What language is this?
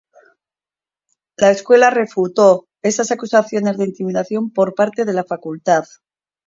Spanish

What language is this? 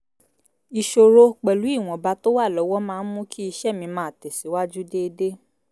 Yoruba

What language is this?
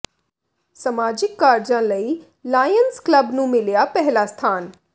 Punjabi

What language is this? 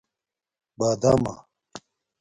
Domaaki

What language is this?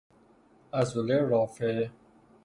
Persian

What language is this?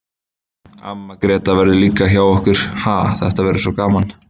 Icelandic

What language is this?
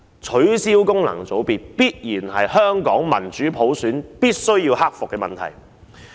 Cantonese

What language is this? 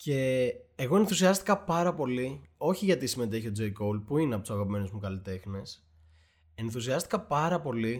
Greek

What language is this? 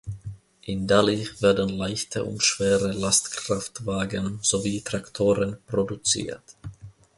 German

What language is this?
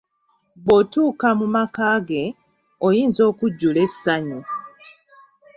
Ganda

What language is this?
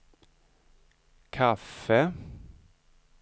Swedish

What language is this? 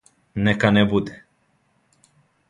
Serbian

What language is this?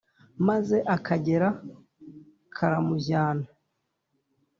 Kinyarwanda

